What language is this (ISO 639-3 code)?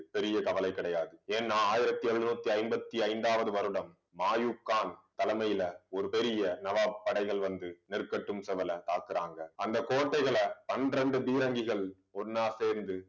tam